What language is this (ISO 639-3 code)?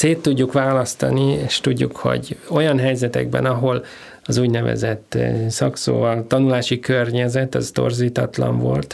hun